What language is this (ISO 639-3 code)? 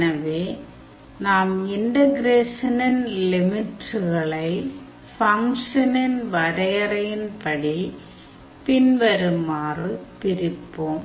tam